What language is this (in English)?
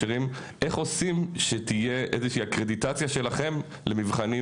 Hebrew